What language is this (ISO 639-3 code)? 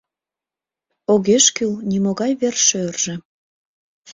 chm